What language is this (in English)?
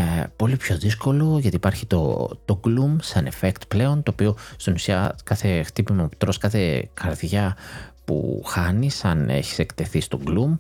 Greek